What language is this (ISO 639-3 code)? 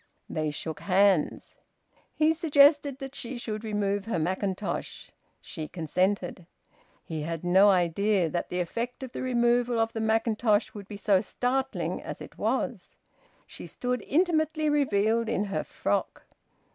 eng